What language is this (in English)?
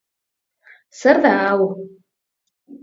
Basque